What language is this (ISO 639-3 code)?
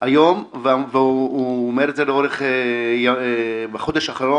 heb